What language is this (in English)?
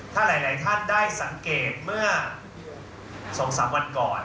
Thai